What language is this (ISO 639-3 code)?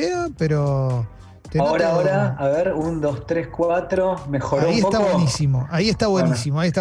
spa